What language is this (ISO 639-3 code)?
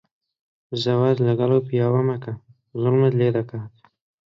ckb